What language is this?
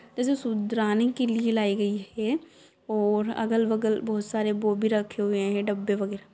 Magahi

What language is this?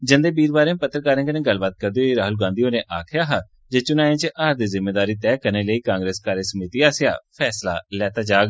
Dogri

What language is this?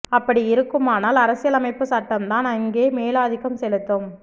Tamil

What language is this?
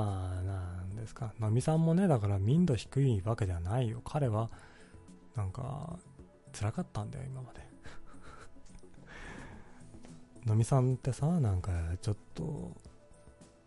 Japanese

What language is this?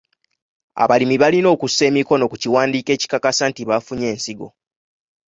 Ganda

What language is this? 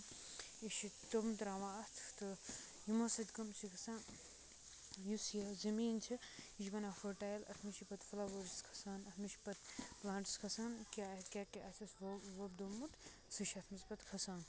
Kashmiri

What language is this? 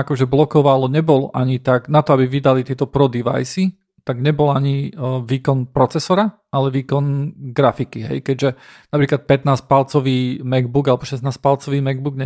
Slovak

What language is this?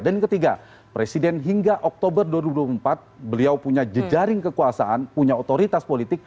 Indonesian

